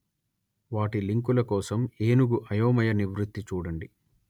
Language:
Telugu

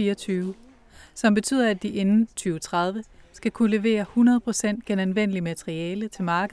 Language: Danish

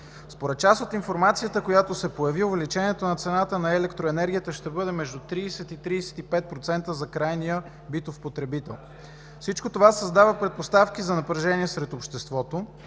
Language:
Bulgarian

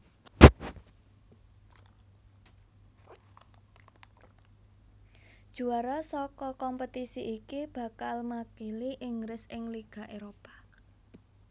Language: Javanese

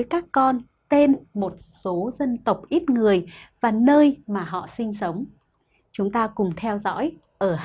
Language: Vietnamese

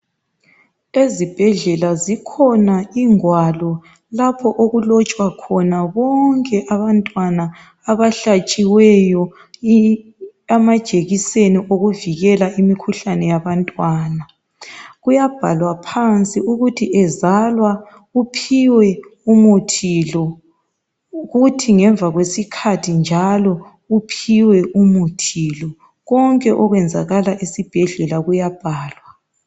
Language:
North Ndebele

